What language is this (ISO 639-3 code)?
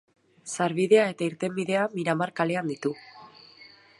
eus